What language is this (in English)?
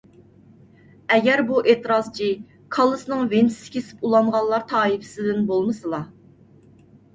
Uyghur